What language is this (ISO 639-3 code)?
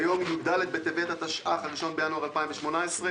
heb